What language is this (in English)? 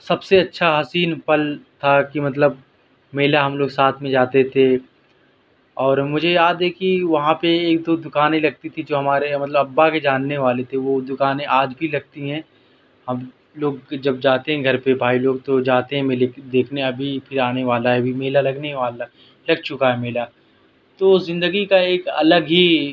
Urdu